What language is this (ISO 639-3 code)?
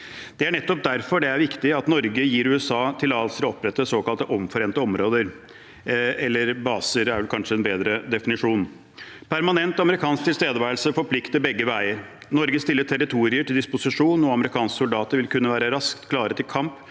nor